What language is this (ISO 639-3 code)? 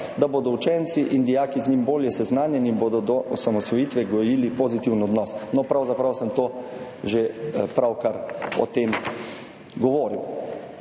slv